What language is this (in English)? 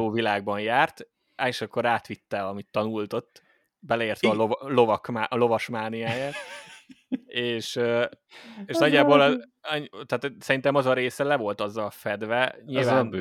Hungarian